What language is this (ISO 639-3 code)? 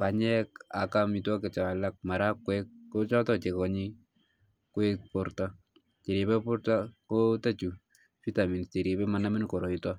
kln